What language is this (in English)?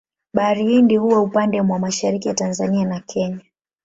Swahili